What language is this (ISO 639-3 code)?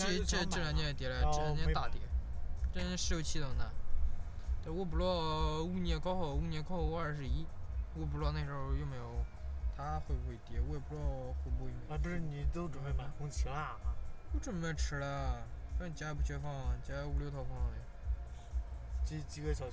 zho